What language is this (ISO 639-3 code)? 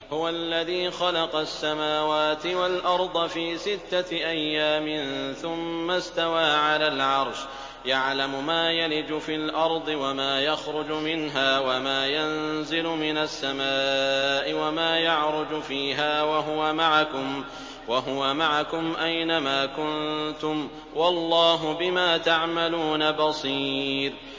ara